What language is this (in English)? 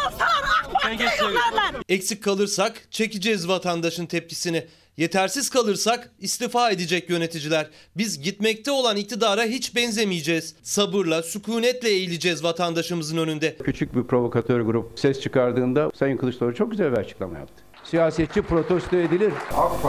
Turkish